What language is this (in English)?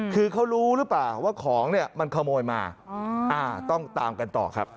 Thai